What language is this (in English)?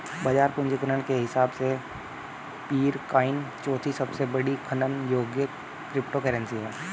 Hindi